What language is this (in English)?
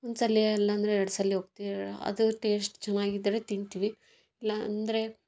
Kannada